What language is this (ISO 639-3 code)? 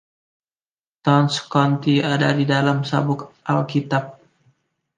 ind